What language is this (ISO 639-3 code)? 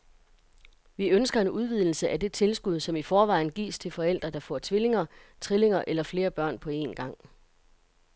dan